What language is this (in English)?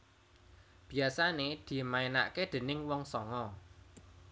Javanese